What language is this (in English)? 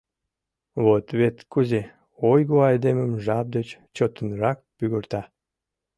Mari